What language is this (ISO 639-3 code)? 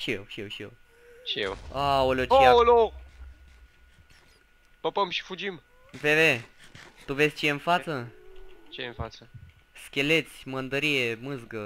ron